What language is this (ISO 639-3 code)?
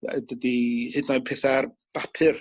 cym